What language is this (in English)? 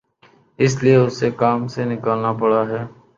Urdu